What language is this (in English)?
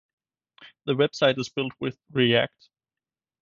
English